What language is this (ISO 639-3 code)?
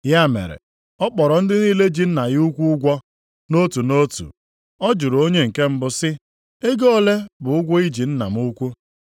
ibo